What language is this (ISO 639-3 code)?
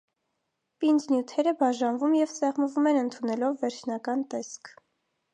hye